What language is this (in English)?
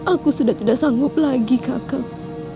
Indonesian